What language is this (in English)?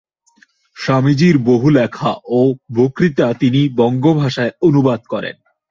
Bangla